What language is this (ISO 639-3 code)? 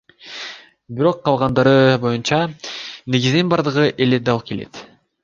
kir